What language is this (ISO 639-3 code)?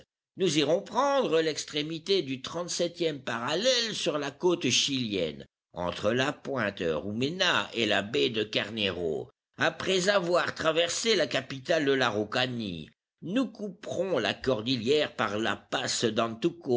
fra